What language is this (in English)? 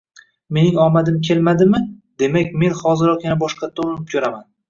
Uzbek